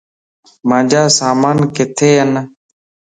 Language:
Lasi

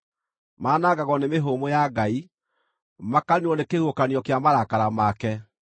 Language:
Kikuyu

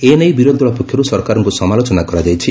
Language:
Odia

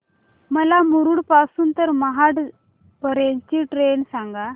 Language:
Marathi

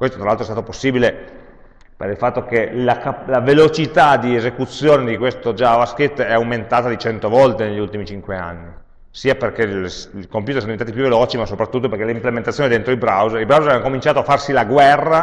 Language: Italian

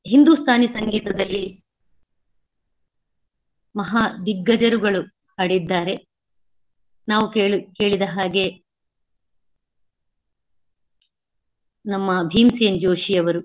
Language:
Kannada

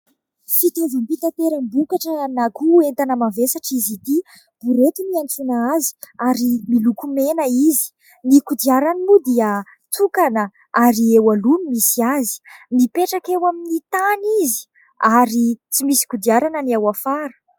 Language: Malagasy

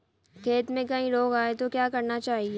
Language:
Hindi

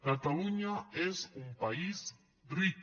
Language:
Catalan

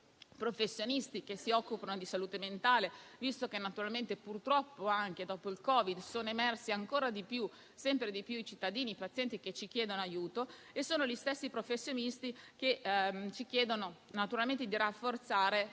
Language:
Italian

